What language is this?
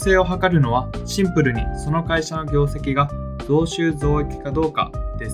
Japanese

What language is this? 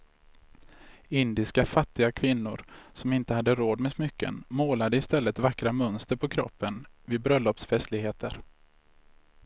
Swedish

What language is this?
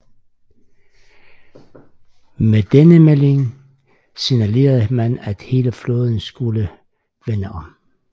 Danish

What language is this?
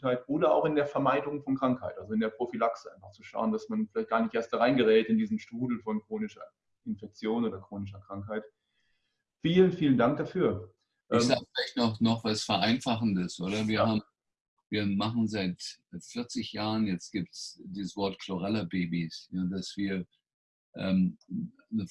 German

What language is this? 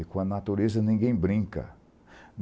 Portuguese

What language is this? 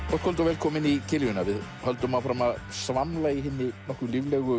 Icelandic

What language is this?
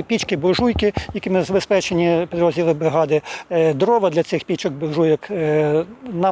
Ukrainian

